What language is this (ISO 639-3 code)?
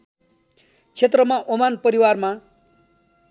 nep